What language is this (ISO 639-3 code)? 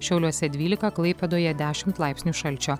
lit